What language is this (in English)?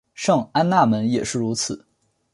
Chinese